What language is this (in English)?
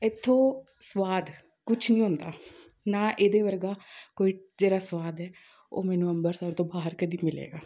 Punjabi